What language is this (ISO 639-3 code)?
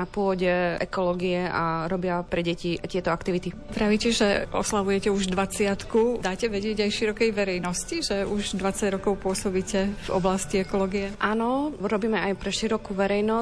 slk